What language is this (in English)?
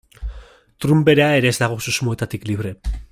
Basque